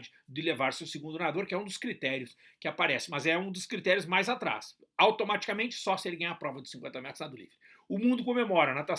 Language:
Portuguese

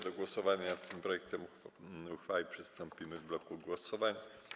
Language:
Polish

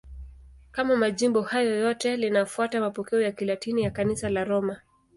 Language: Swahili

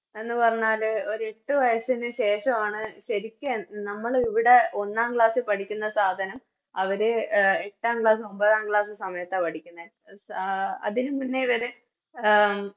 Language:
Malayalam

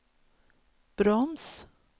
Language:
Swedish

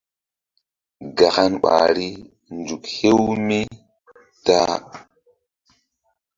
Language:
Mbum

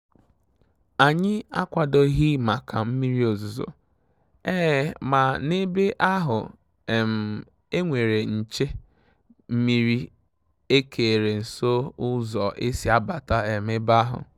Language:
Igbo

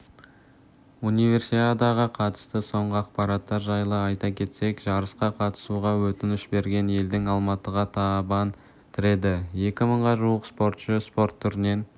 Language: Kazakh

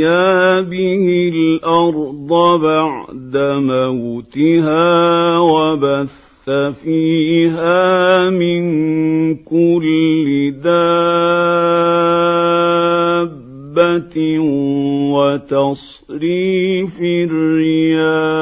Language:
Arabic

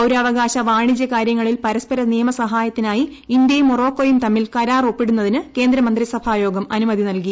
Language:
Malayalam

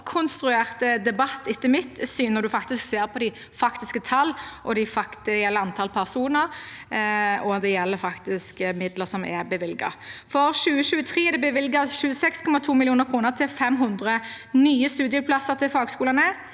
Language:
Norwegian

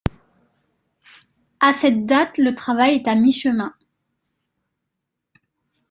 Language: French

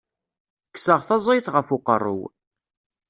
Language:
Kabyle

